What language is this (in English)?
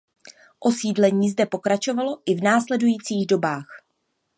Czech